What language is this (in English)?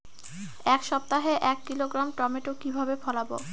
Bangla